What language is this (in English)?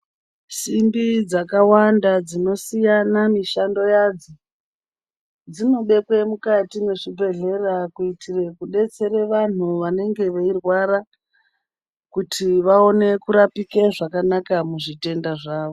Ndau